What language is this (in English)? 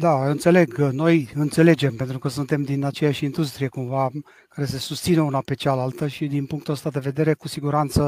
Romanian